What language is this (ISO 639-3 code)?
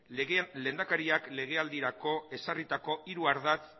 eus